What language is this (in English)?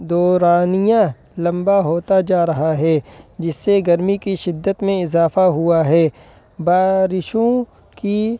Urdu